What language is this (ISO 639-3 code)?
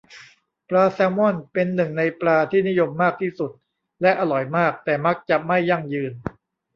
tha